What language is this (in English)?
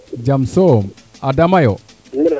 Serer